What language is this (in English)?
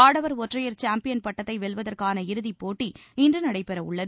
Tamil